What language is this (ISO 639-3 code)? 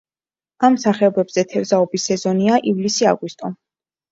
kat